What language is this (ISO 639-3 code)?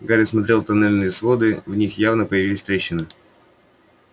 rus